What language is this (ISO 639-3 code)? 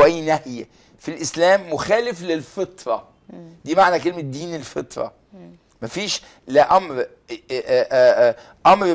ara